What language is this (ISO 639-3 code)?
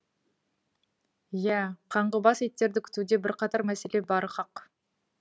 kaz